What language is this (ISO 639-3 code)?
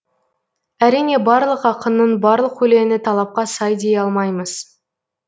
kaz